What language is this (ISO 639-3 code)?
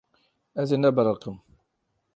kur